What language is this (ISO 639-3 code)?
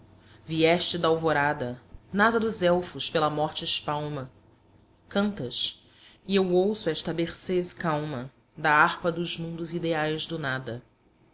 por